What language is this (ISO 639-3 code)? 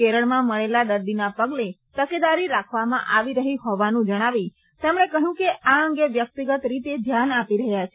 guj